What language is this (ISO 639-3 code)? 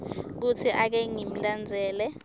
ssw